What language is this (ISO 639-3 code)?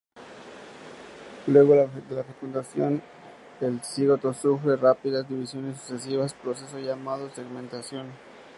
spa